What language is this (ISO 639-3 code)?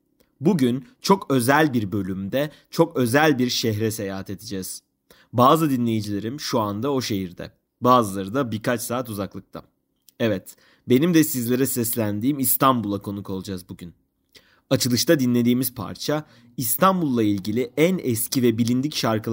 tur